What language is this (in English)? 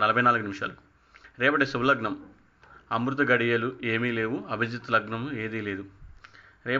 Telugu